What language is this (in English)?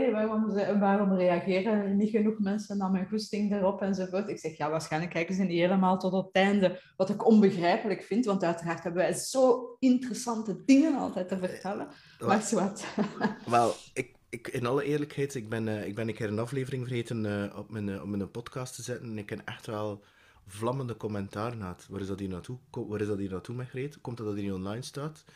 Dutch